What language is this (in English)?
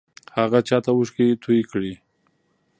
Pashto